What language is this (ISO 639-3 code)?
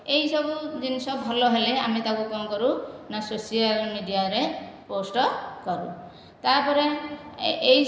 ori